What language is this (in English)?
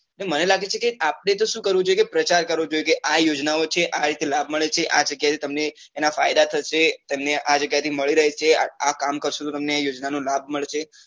Gujarati